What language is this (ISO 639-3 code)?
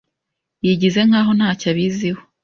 kin